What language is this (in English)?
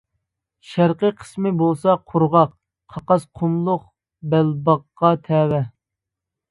Uyghur